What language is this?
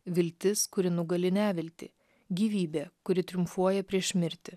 Lithuanian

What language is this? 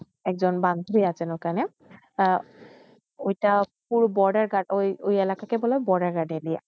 Bangla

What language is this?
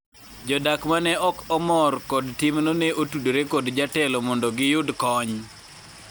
Luo (Kenya and Tanzania)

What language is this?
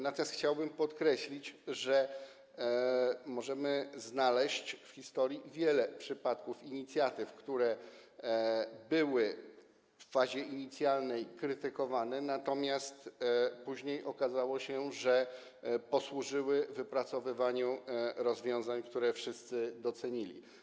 Polish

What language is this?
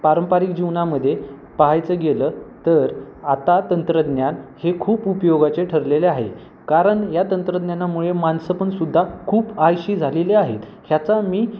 Marathi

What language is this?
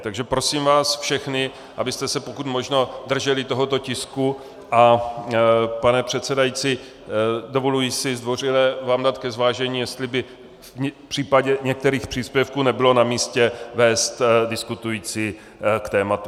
Czech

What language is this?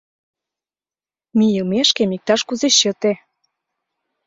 Mari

